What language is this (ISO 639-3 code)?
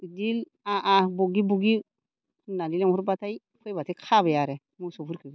brx